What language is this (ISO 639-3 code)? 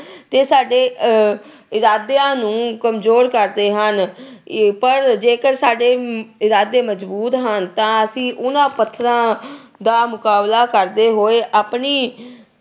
pan